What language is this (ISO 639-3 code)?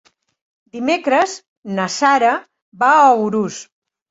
cat